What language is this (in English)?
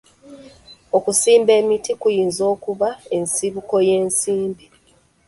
Ganda